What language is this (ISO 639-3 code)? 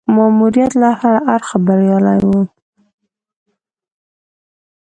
pus